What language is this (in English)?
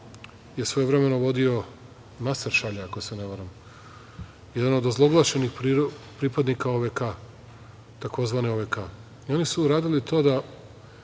Serbian